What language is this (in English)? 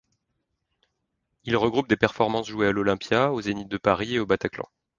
French